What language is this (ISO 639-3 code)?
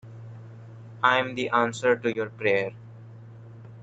eng